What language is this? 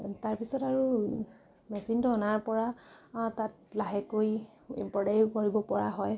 Assamese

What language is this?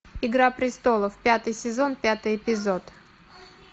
Russian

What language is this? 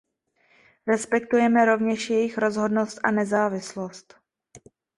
Czech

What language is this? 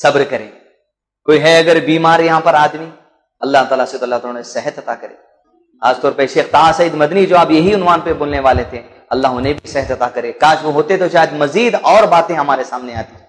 Hindi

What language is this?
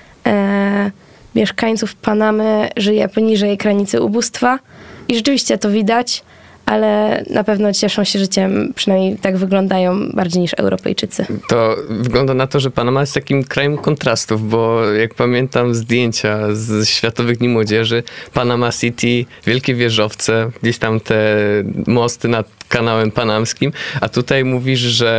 Polish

